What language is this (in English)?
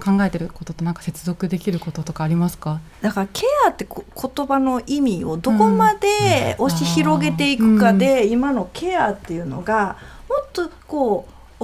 Japanese